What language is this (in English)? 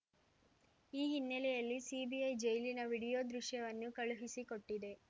Kannada